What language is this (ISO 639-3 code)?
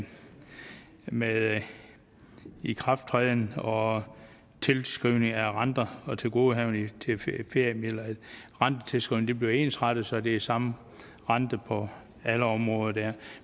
dan